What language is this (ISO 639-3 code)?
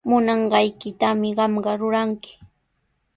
qws